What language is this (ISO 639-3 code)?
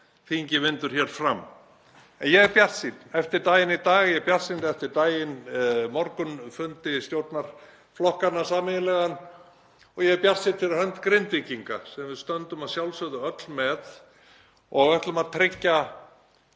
isl